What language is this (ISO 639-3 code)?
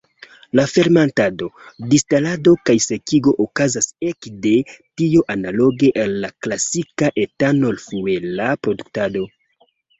epo